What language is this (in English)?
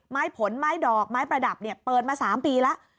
Thai